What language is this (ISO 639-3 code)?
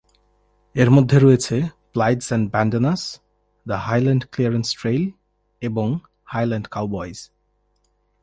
ben